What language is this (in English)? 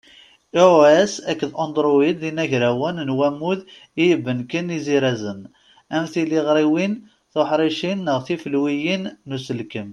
Kabyle